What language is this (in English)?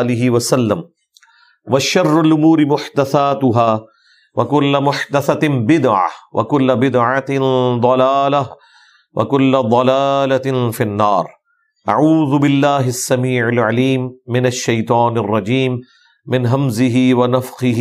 Urdu